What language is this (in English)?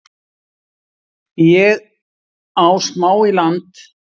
Icelandic